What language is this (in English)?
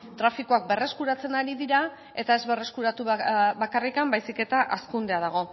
Basque